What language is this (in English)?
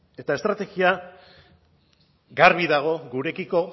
Basque